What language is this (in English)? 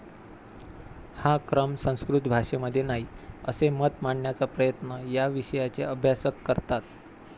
Marathi